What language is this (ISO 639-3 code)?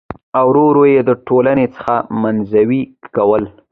pus